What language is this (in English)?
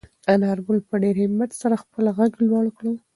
Pashto